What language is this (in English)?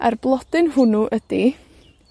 Welsh